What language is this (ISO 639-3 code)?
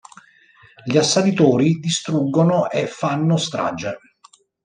ita